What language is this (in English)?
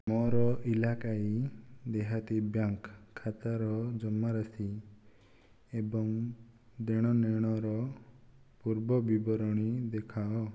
Odia